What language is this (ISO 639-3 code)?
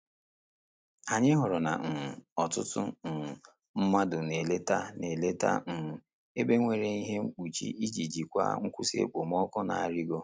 ibo